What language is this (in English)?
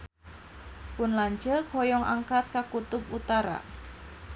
Sundanese